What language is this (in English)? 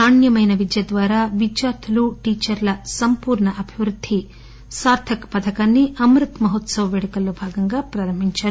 Telugu